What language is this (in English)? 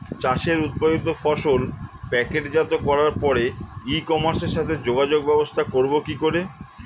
Bangla